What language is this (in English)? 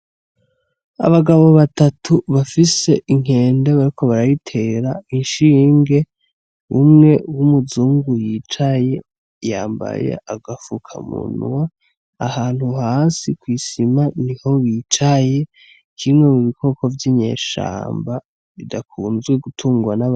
Rundi